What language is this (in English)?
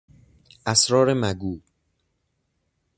Persian